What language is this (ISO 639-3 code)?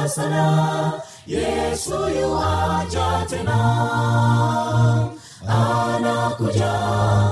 swa